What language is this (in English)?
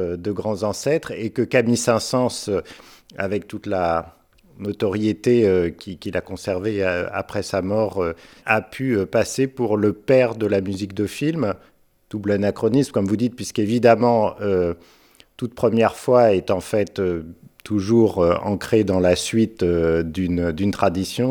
French